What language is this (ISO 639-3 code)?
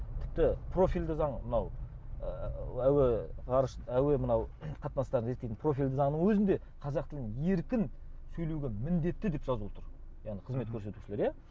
kaz